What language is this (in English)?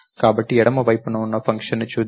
Telugu